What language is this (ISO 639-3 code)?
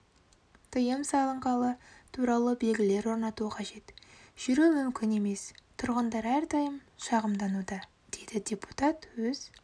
kaz